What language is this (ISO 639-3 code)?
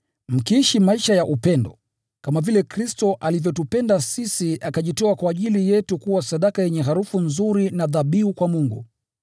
swa